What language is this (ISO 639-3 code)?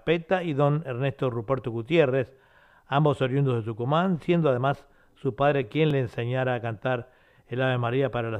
spa